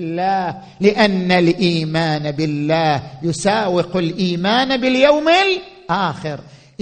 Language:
Arabic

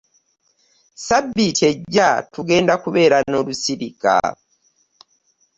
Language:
Ganda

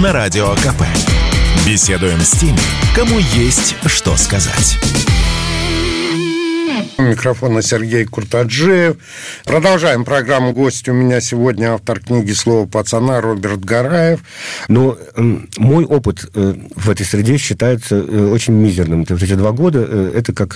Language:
Russian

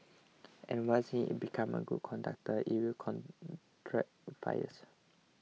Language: English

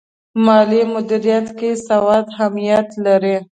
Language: Pashto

